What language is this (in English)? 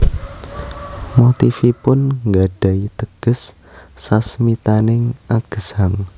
Javanese